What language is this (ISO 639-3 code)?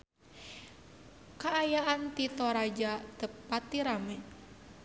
sun